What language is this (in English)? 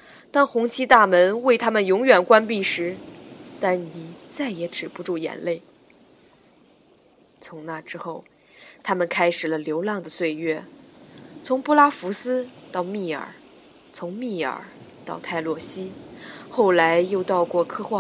Chinese